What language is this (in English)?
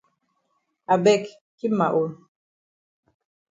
Cameroon Pidgin